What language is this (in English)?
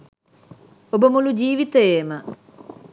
Sinhala